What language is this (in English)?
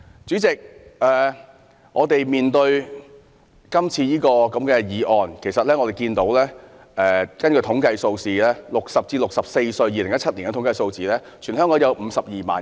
Cantonese